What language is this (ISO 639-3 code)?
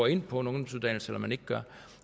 dan